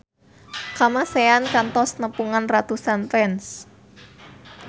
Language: Sundanese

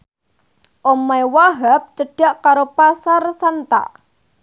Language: Javanese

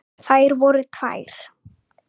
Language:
Icelandic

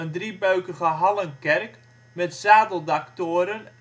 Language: Dutch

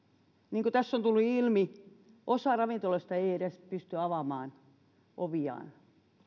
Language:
Finnish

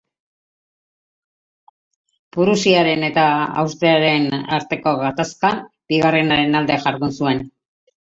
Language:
Basque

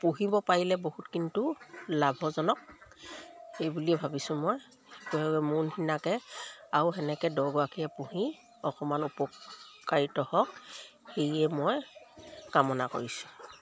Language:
Assamese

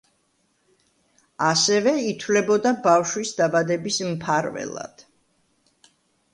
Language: Georgian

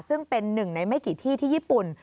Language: Thai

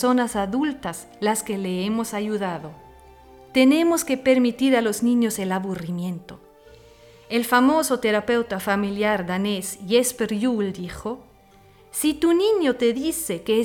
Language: Spanish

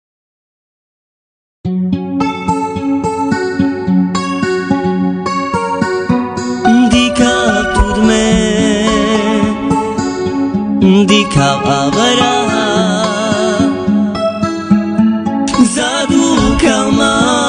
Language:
Romanian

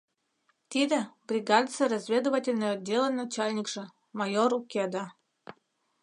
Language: Mari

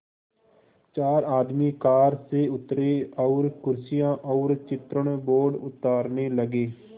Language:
Hindi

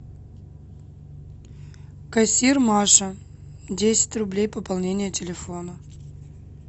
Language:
Russian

